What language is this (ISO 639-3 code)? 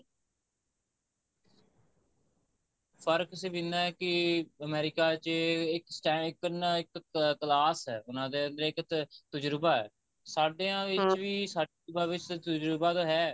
pan